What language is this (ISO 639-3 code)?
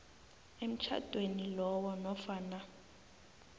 nbl